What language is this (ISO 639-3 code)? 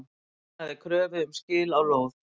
isl